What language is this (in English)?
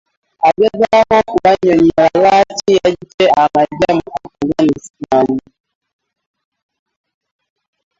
Ganda